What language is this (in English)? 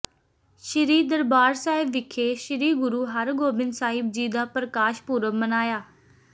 Punjabi